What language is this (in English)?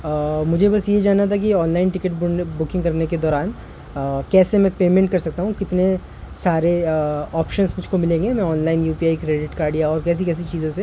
Urdu